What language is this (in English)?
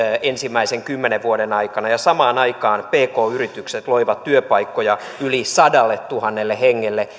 Finnish